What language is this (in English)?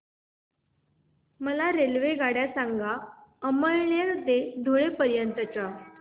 Marathi